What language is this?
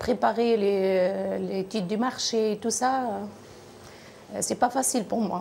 French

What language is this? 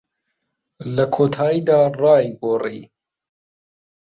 Central Kurdish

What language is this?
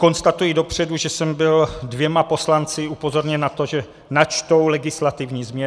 Czech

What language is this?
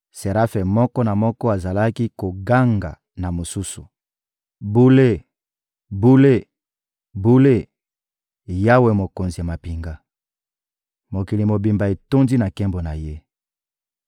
Lingala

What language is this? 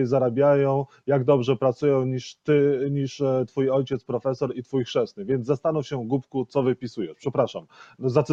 Polish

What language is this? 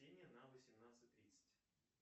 Russian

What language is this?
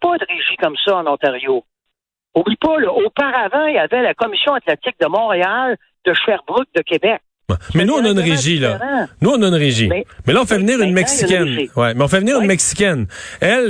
French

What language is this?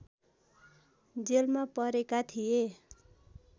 Nepali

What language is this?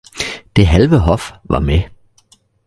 Danish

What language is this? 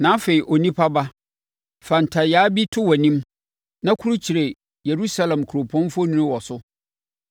Akan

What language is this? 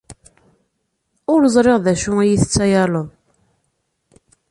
Kabyle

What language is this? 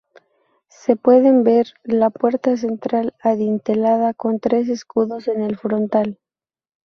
Spanish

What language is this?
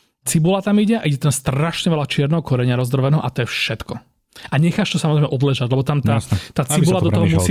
Slovak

